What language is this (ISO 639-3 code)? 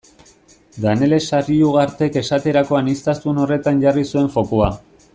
eus